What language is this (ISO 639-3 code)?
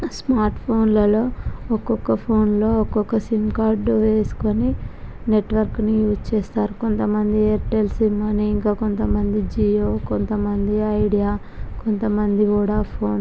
tel